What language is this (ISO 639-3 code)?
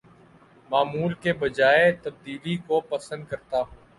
urd